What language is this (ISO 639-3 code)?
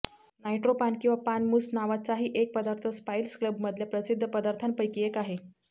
mar